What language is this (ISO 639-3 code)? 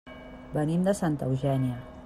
cat